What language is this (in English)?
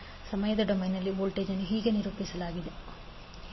Kannada